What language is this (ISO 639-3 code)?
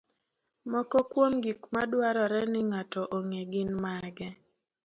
luo